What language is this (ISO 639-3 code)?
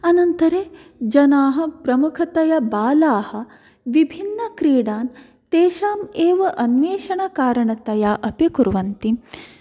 san